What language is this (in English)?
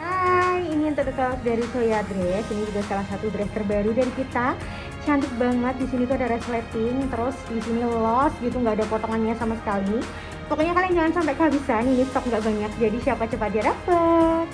Indonesian